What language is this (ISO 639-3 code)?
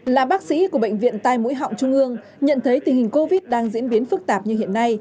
vie